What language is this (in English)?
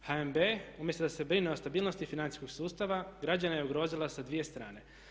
Croatian